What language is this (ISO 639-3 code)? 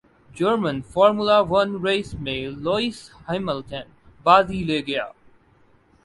urd